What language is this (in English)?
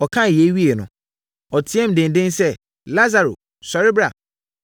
Akan